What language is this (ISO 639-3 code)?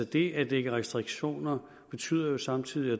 dan